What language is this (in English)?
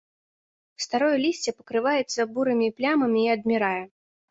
Belarusian